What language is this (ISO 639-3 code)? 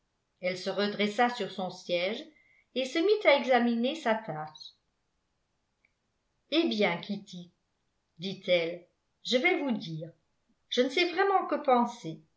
fra